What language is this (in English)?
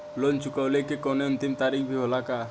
Bhojpuri